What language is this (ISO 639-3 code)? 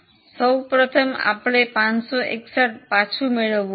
guj